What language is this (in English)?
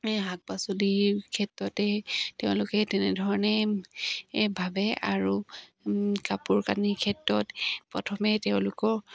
Assamese